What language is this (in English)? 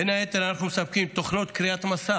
Hebrew